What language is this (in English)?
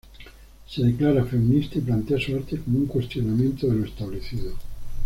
Spanish